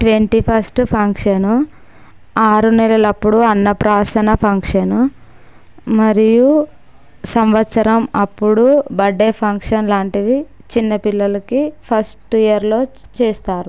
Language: Telugu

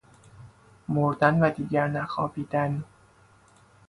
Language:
Persian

